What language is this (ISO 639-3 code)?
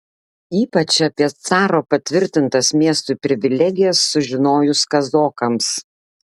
lit